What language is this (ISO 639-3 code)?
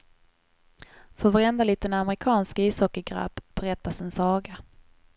swe